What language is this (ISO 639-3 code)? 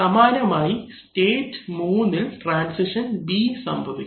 mal